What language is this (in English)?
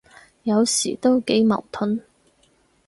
Cantonese